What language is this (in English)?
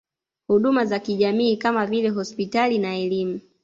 Swahili